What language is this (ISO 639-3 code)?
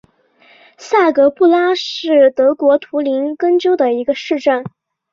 zho